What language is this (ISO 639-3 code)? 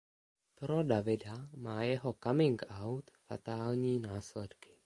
ces